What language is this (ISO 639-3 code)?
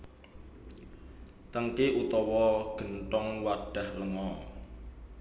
jav